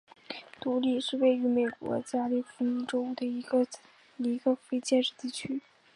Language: Chinese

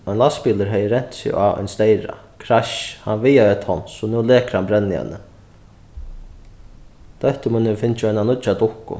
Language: Faroese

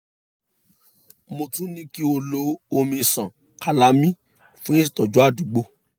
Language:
Yoruba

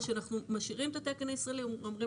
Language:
Hebrew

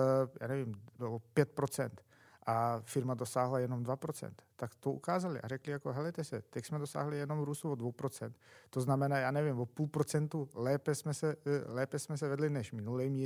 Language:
Czech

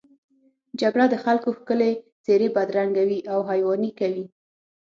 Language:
Pashto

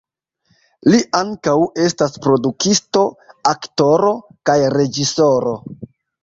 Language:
Esperanto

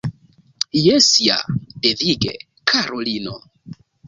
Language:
Esperanto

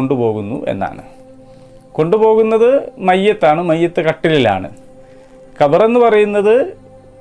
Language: Malayalam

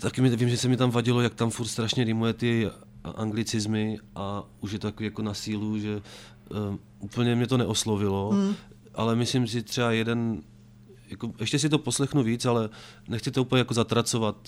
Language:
Czech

